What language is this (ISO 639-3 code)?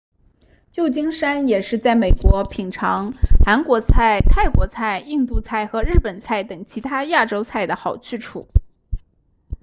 zho